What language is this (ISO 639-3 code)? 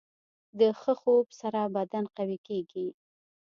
pus